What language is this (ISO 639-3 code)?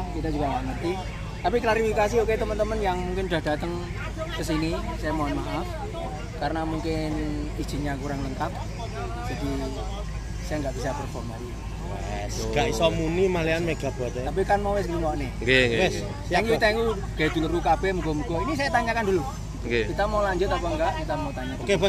ind